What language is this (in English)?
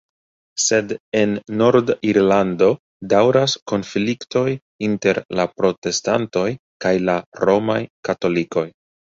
Esperanto